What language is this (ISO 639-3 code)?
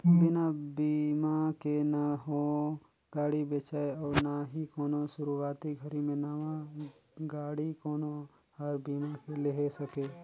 hne